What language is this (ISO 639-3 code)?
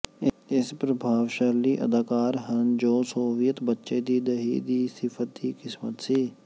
pan